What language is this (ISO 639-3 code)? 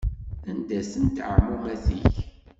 kab